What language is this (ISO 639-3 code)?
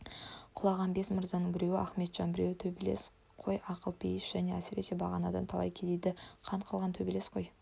kaz